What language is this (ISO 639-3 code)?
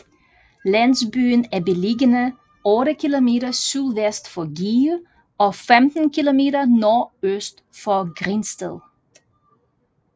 dan